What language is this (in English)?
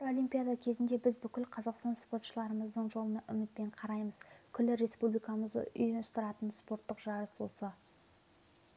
Kazakh